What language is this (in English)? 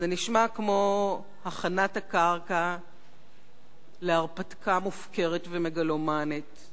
Hebrew